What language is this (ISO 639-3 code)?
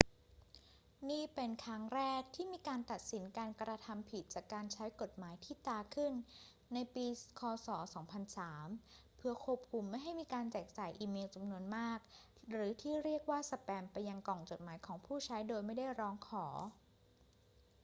tha